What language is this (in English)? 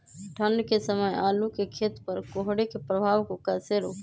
Magahi